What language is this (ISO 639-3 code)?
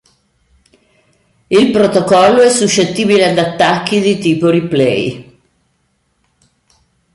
ita